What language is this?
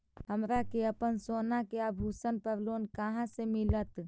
Magahi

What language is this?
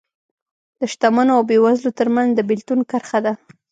Pashto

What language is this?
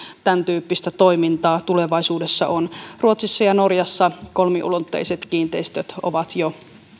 Finnish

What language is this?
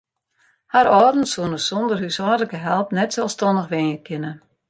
Western Frisian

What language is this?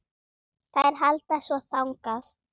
Icelandic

